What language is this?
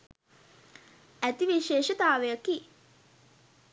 Sinhala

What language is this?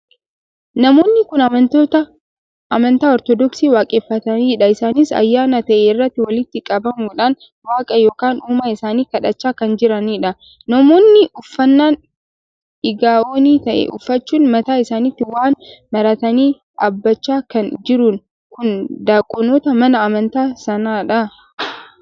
Oromo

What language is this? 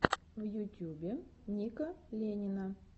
Russian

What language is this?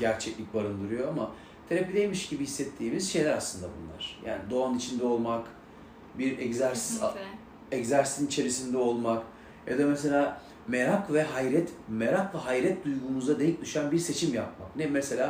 Turkish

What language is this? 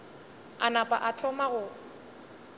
Northern Sotho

